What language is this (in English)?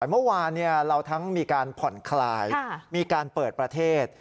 Thai